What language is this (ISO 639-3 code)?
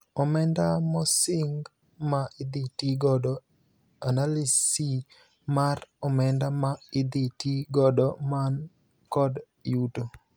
luo